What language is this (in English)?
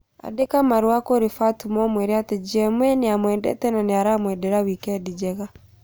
Kikuyu